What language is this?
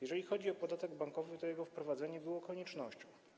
Polish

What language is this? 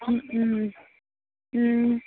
Assamese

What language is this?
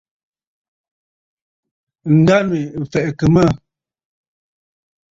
Bafut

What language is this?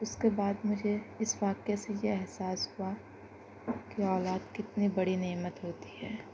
Urdu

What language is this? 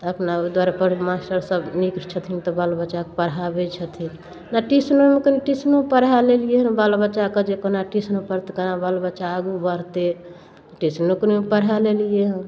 Maithili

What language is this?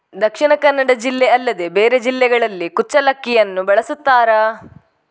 Kannada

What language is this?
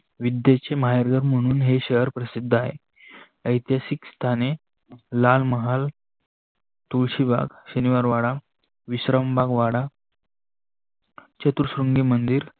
Marathi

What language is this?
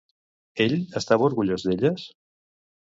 Catalan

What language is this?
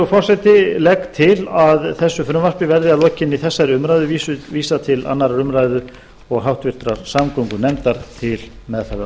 Icelandic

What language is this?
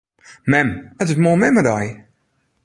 Western Frisian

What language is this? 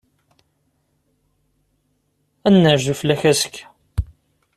Kabyle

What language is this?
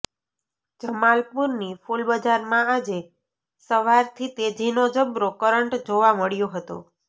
Gujarati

